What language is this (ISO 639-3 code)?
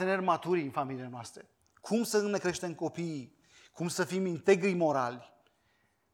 ron